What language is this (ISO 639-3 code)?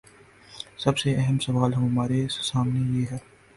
urd